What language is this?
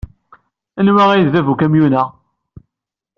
Kabyle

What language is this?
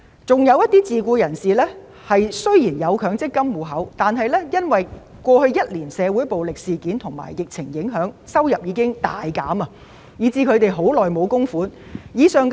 Cantonese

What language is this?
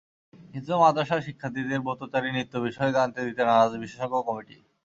Bangla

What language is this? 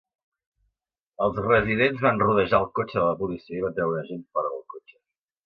Catalan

